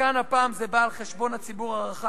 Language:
Hebrew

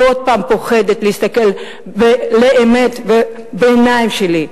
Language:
Hebrew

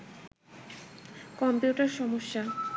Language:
Bangla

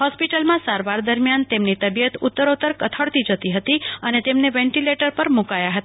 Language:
Gujarati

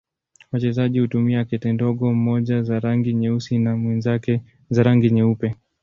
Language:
Swahili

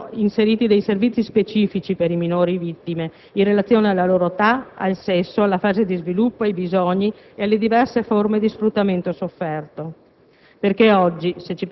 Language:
Italian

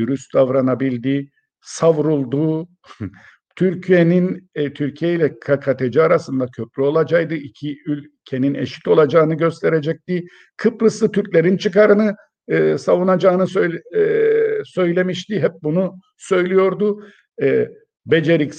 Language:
Turkish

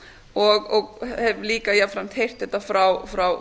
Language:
Icelandic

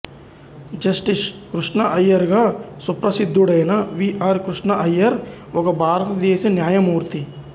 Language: Telugu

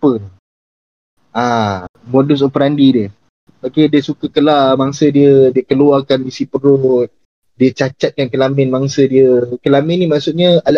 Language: Malay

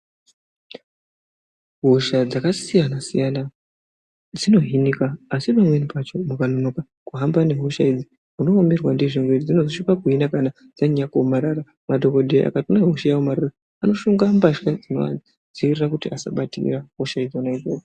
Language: Ndau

